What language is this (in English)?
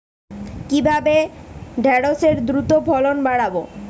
Bangla